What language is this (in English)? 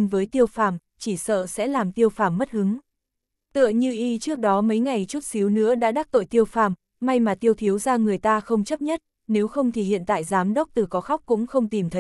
Vietnamese